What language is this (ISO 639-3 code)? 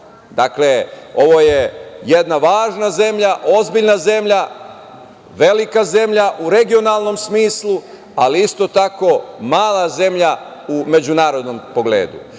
srp